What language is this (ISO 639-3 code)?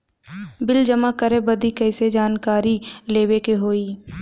bho